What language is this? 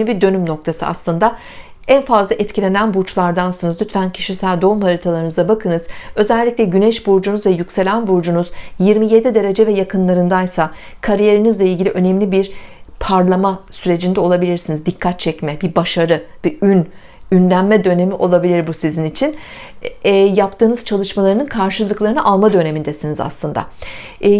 Turkish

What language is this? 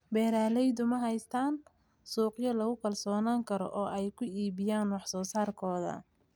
Somali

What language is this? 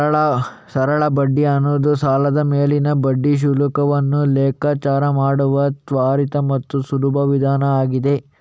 Kannada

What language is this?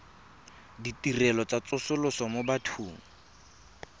Tswana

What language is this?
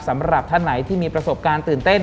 Thai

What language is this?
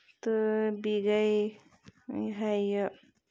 Kashmiri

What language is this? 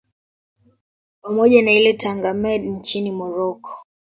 Swahili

